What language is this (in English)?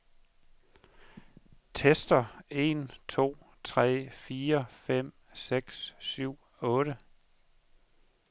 Danish